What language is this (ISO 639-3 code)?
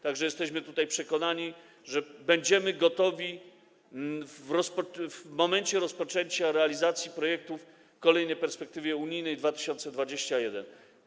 pol